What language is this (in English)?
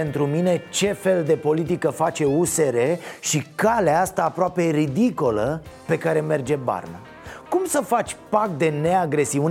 Romanian